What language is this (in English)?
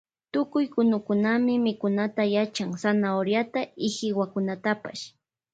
Loja Highland Quichua